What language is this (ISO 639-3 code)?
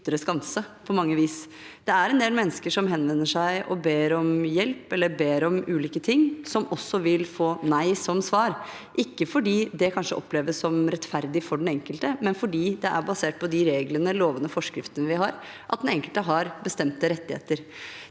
nor